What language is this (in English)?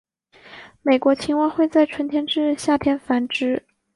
Chinese